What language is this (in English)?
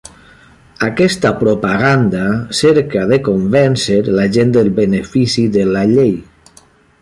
Catalan